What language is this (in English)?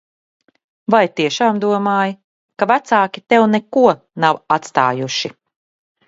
Latvian